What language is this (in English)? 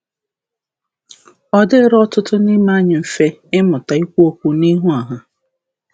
Igbo